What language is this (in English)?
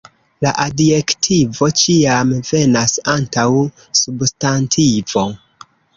Esperanto